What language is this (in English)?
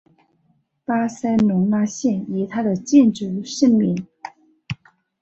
Chinese